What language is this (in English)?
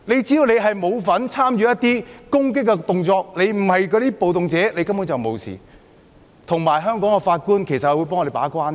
Cantonese